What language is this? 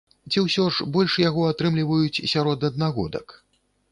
Belarusian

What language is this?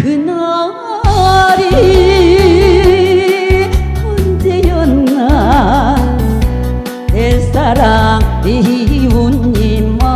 Korean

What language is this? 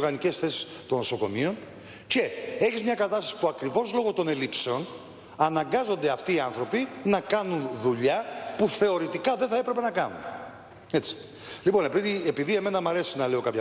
Greek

